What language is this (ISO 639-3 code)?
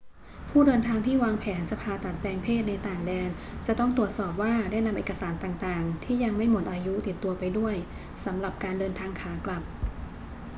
tha